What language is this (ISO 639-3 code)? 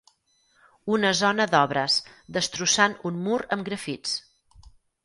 cat